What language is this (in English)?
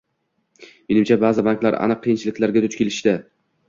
Uzbek